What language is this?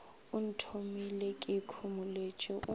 Northern Sotho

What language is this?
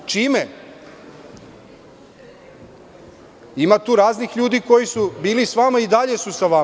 Serbian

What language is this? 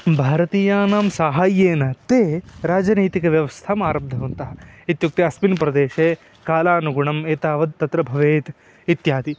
Sanskrit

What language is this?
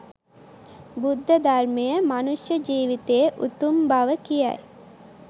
Sinhala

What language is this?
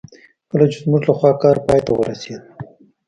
Pashto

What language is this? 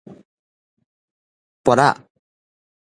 Min Nan Chinese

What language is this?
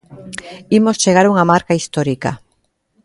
Galician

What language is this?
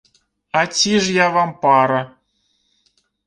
Belarusian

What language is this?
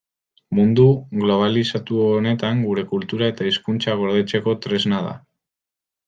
Basque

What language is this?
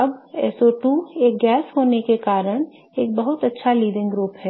Hindi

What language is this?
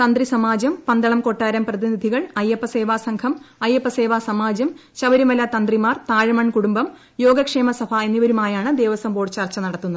Malayalam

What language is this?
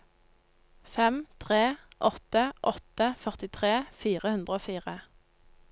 Norwegian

